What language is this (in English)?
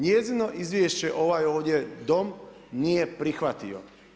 Croatian